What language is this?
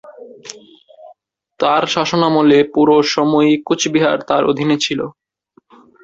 Bangla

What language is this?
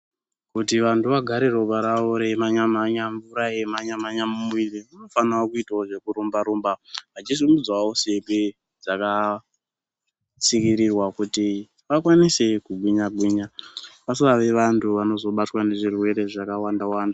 Ndau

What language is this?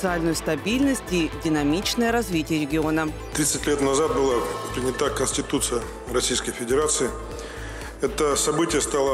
Russian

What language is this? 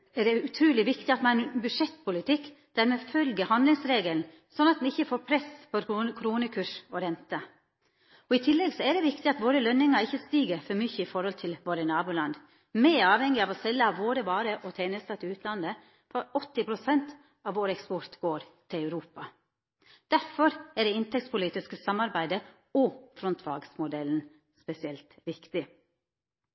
Norwegian Nynorsk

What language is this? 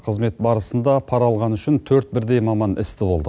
Kazakh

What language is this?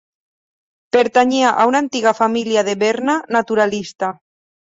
Catalan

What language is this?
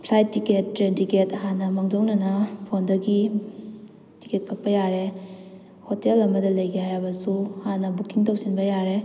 Manipuri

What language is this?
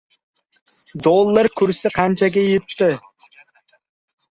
Uzbek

